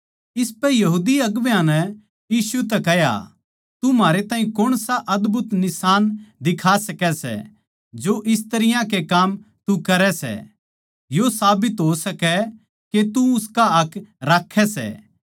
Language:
Haryanvi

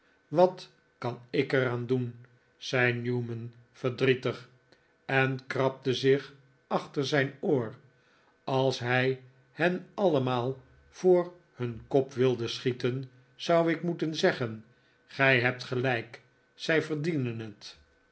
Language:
Dutch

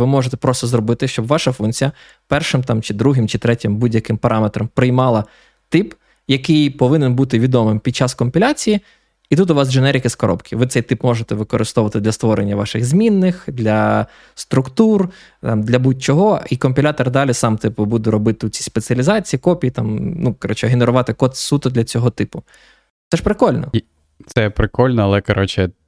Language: Ukrainian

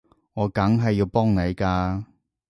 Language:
Cantonese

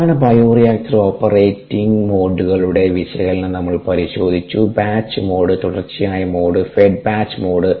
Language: Malayalam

